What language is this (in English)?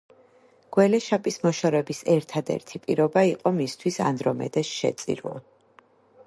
Georgian